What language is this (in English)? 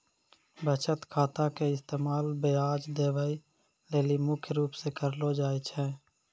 Maithili